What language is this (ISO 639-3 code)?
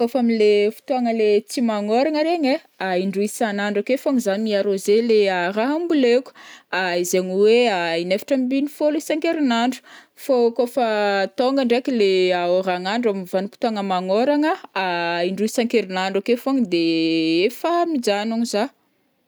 bmm